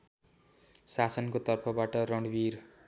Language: Nepali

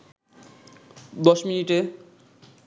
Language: Bangla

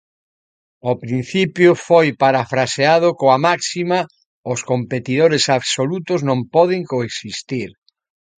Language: Galician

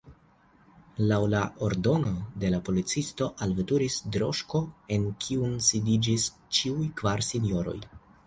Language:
Esperanto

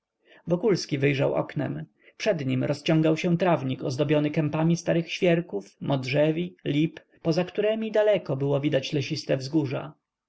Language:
Polish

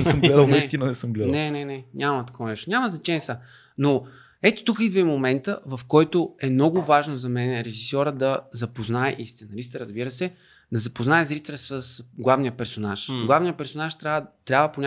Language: Bulgarian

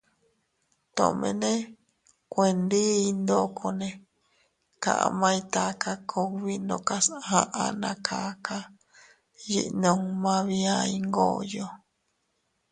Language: Teutila Cuicatec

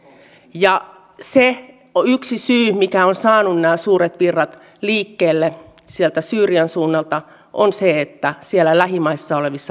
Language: Finnish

